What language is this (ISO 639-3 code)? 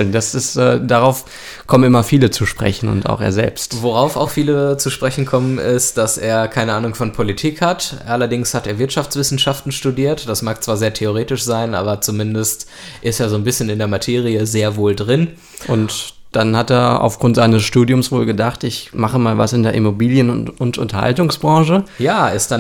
deu